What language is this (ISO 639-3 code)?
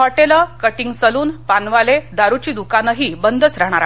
mar